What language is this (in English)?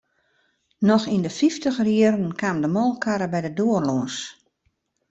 Western Frisian